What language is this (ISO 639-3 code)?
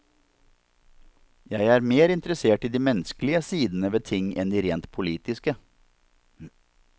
nor